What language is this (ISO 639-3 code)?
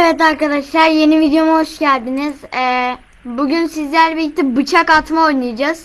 tur